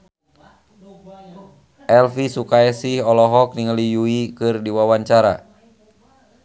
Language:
Sundanese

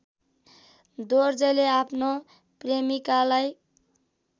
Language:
Nepali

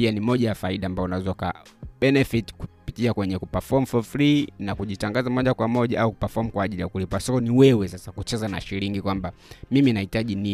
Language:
Swahili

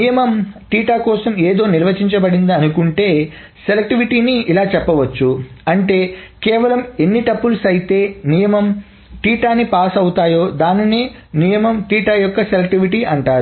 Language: Telugu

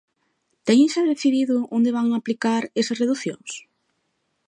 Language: Galician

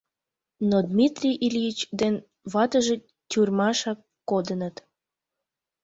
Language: Mari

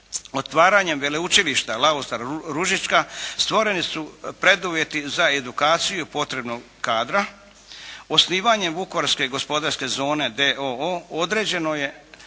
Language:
Croatian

